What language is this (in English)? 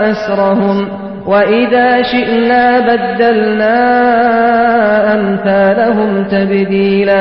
Arabic